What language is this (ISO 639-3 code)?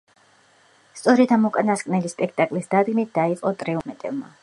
kat